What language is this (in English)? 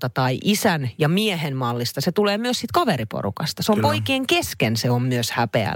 Finnish